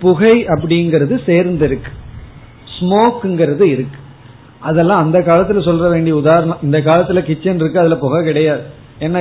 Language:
Tamil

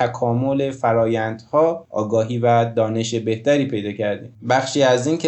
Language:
Persian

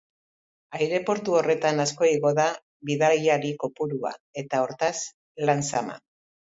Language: Basque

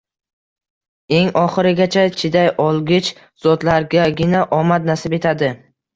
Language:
Uzbek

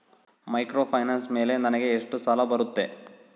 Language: Kannada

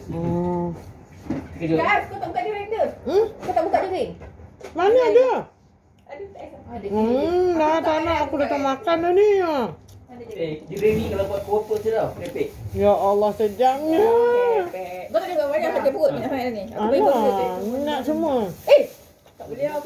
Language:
Malay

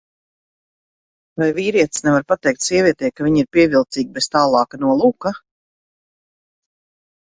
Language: Latvian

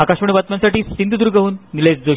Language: Marathi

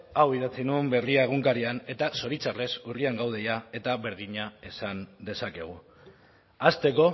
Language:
Basque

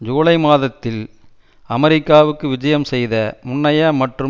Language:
Tamil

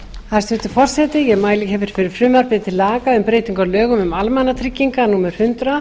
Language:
Icelandic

